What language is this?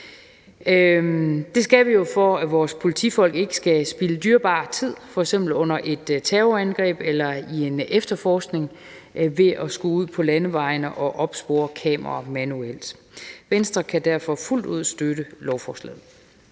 Danish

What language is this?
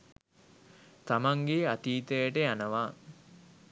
Sinhala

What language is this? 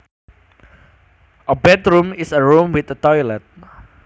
Javanese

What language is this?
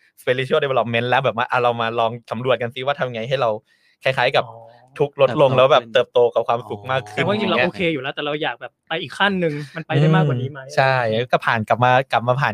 Thai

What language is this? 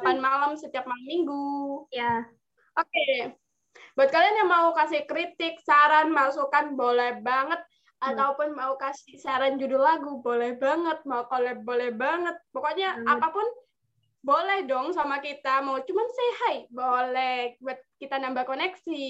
Indonesian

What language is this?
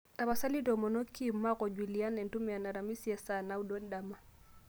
Masai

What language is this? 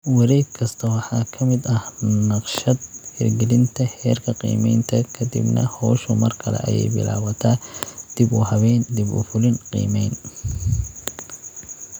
Somali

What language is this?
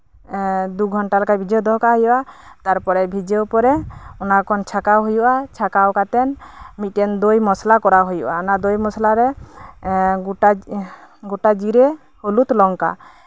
Santali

